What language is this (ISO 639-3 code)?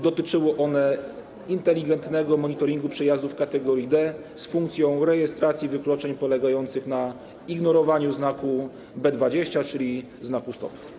pol